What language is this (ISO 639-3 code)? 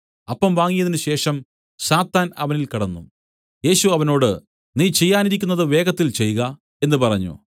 mal